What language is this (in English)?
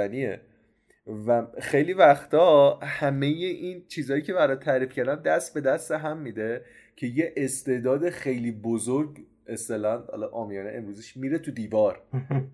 Persian